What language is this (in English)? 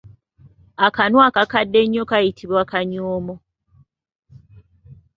Ganda